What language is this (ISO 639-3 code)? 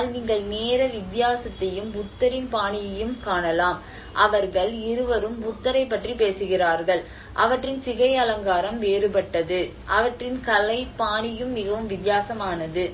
tam